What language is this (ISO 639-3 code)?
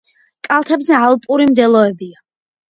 kat